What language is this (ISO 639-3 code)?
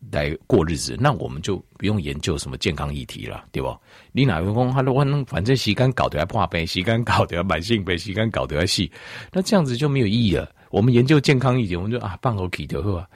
zho